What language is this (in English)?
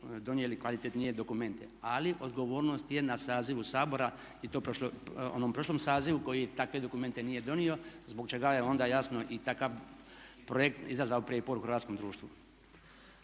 Croatian